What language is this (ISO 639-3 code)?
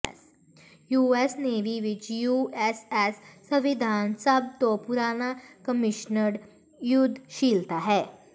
pan